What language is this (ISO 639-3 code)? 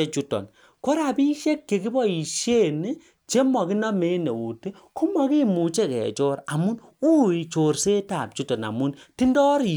kln